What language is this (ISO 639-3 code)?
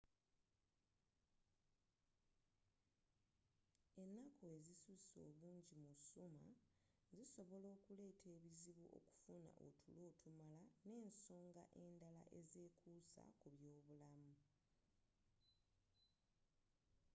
lug